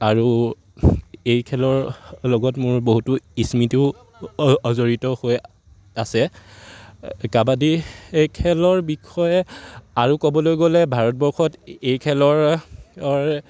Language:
Assamese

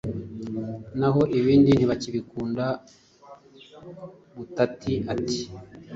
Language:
Kinyarwanda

